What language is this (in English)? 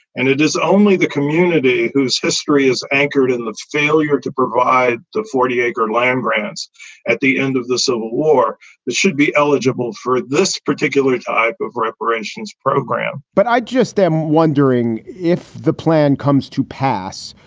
English